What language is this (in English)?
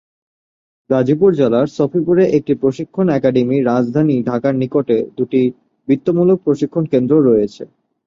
Bangla